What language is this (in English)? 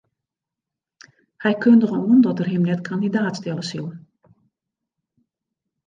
Western Frisian